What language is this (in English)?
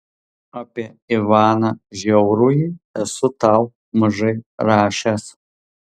Lithuanian